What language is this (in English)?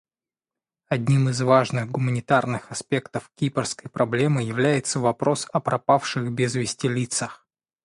Russian